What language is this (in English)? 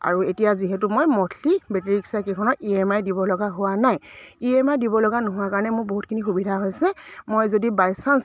Assamese